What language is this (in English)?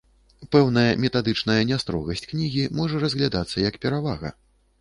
Belarusian